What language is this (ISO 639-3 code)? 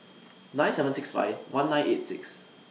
eng